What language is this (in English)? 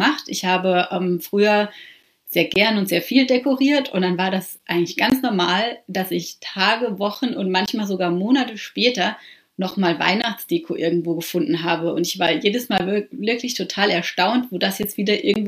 German